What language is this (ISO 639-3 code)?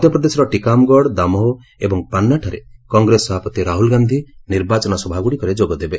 ori